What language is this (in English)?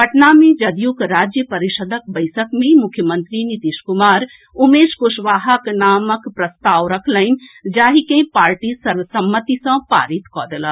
Maithili